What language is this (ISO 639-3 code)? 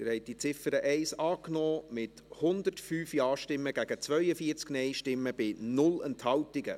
gsw